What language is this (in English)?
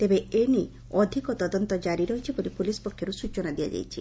Odia